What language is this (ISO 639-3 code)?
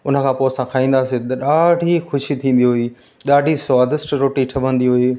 snd